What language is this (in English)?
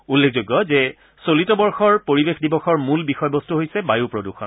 Assamese